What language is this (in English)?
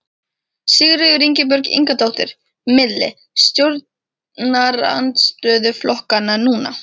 Icelandic